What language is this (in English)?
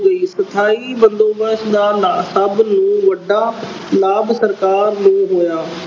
Punjabi